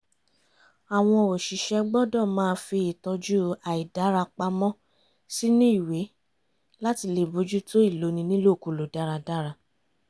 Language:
Yoruba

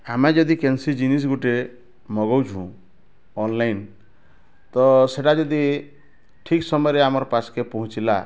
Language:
Odia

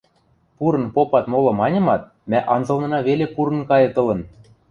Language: Western Mari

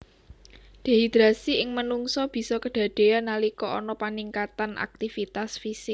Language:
Javanese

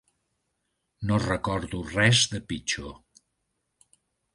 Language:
Catalan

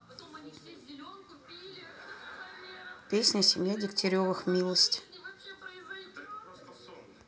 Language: Russian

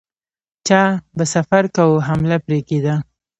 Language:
Pashto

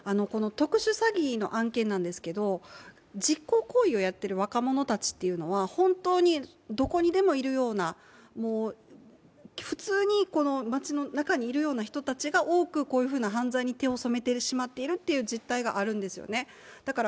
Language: Japanese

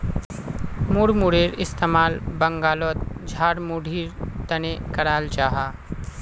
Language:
Magahi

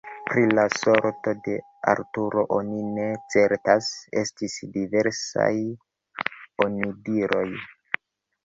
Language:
Esperanto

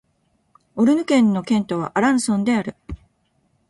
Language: Japanese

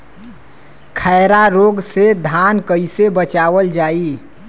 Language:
Bhojpuri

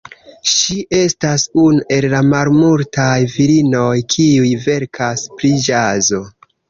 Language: Esperanto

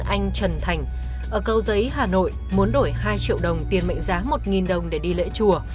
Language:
Vietnamese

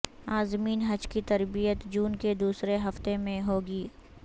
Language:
Urdu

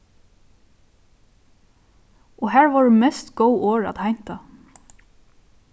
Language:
Faroese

